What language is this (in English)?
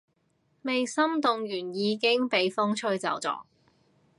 Cantonese